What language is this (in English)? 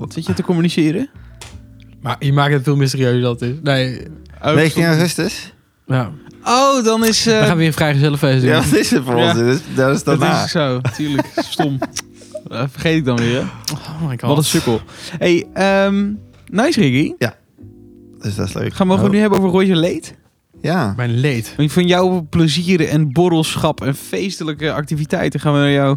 Dutch